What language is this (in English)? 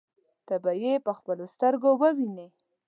Pashto